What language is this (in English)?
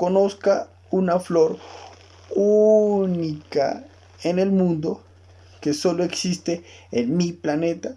Spanish